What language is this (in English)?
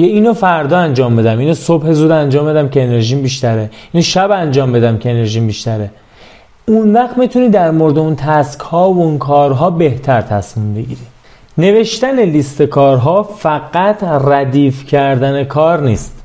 Persian